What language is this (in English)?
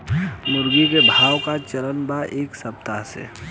Bhojpuri